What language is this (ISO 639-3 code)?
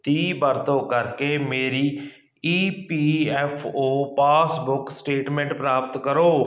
pan